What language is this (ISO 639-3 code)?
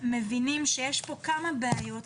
heb